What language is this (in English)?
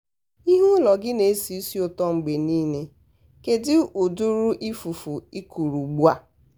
Igbo